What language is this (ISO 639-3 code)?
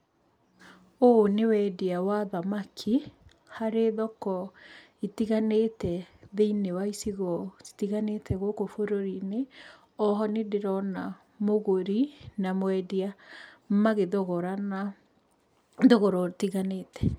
kik